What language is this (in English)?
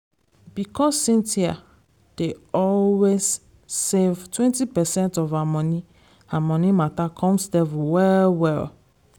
Nigerian Pidgin